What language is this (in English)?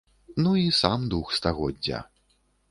Belarusian